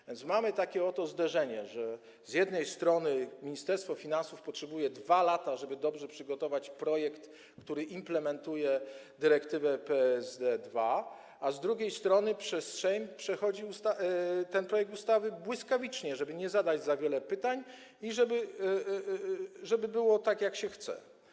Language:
Polish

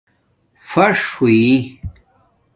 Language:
Domaaki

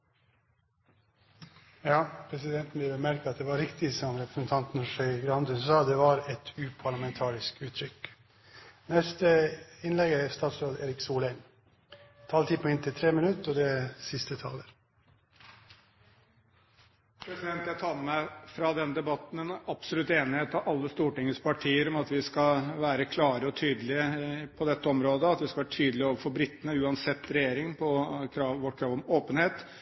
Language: Norwegian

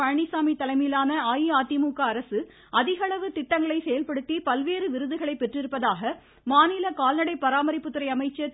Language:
Tamil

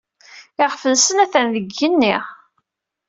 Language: Kabyle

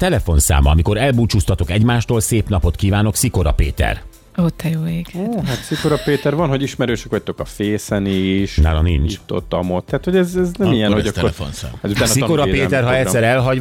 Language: Hungarian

